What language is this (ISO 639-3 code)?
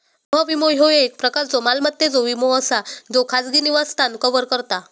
mar